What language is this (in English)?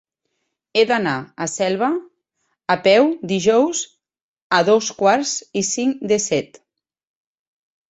Catalan